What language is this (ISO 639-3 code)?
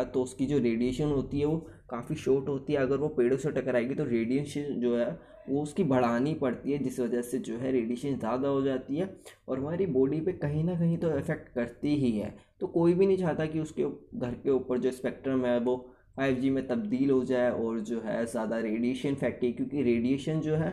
hin